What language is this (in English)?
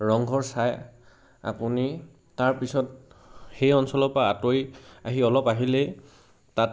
Assamese